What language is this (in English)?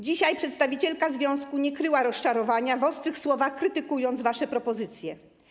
Polish